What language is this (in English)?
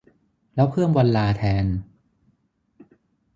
Thai